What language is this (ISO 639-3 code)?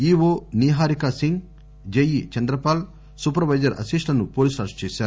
tel